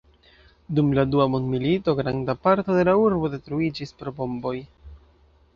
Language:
Esperanto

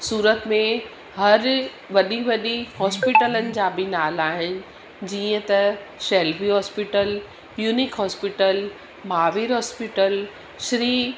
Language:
Sindhi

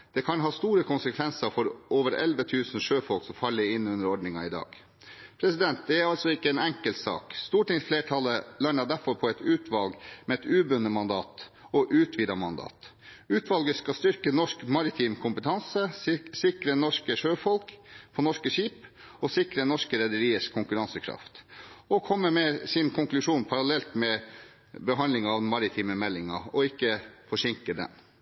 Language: Norwegian Bokmål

